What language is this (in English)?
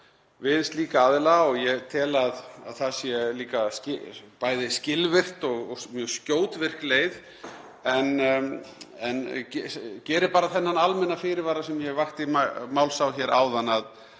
Icelandic